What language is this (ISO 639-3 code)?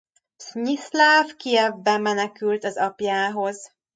hun